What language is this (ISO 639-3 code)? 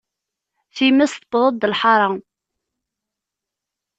kab